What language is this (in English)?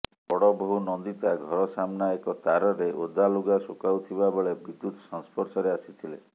Odia